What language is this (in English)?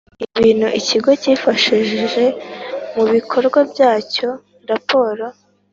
Kinyarwanda